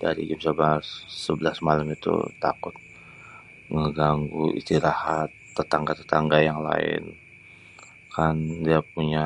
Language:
Betawi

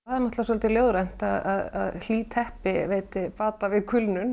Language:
Icelandic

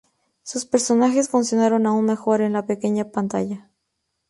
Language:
Spanish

